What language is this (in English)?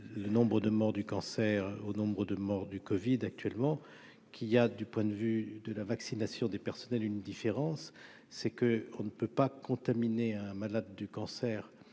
French